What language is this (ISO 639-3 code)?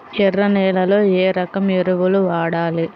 tel